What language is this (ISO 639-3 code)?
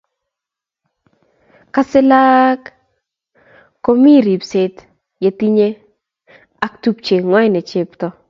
kln